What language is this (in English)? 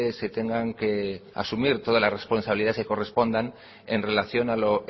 Spanish